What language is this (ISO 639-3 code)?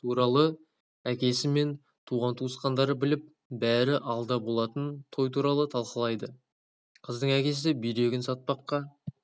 kaz